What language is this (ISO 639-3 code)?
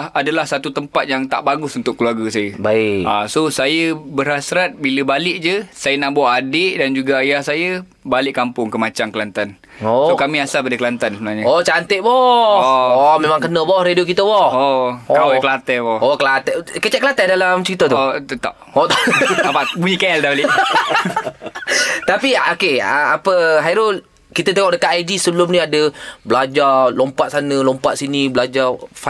msa